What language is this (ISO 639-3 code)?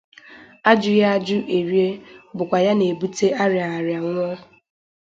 ibo